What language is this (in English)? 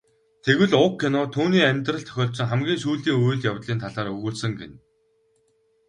Mongolian